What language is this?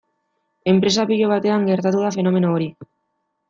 Basque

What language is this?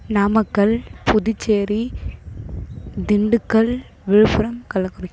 Tamil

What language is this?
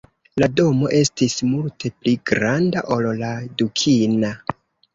Esperanto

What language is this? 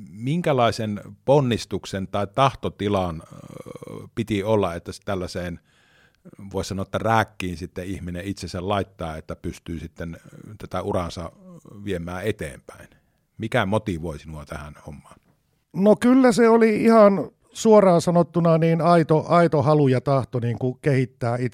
Finnish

